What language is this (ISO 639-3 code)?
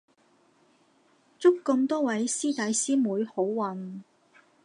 yue